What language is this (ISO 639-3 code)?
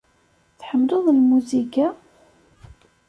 kab